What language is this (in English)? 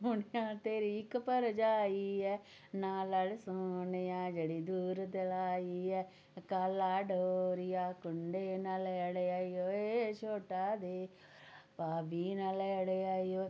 Dogri